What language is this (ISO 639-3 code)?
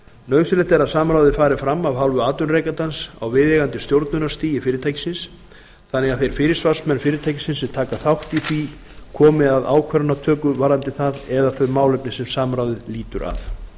isl